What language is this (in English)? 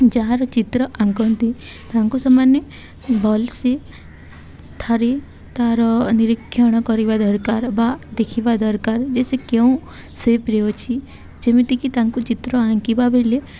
Odia